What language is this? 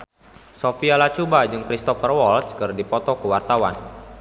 Sundanese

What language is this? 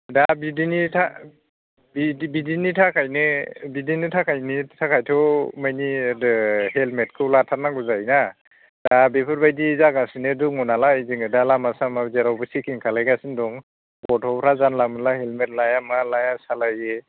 Bodo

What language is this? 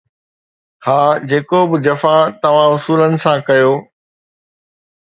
Sindhi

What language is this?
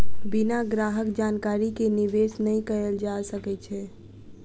Maithili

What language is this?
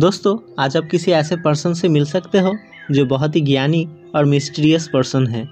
Hindi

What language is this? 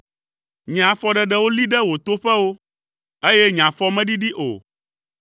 Ewe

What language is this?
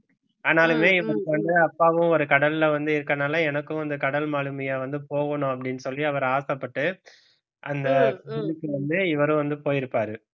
Tamil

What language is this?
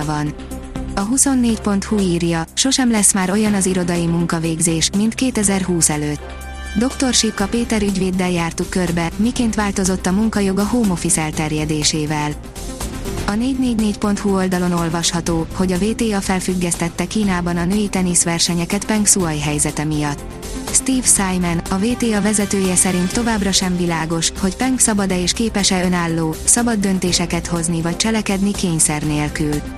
Hungarian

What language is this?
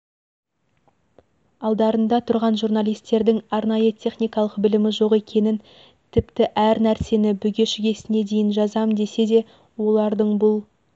Kazakh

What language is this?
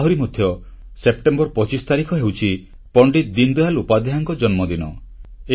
Odia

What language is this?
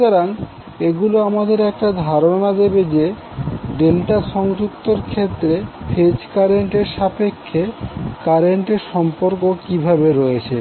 Bangla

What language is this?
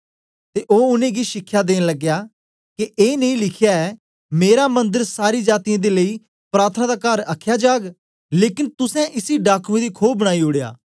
Dogri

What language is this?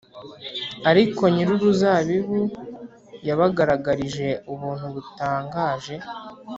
Kinyarwanda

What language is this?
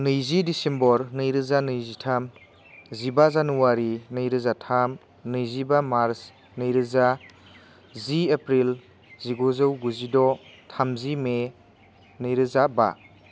Bodo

